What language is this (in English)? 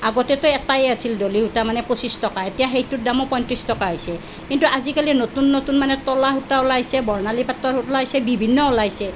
Assamese